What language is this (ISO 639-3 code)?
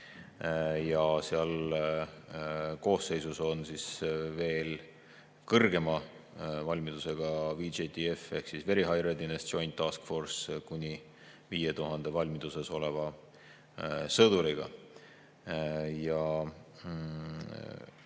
est